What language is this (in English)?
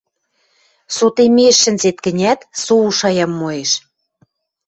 Western Mari